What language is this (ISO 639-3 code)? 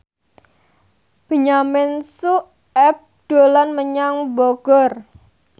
jav